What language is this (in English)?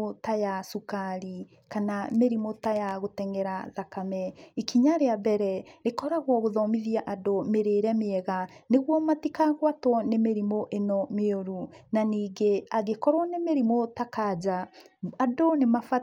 Kikuyu